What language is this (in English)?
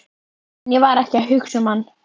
Icelandic